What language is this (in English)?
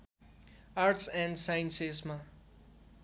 Nepali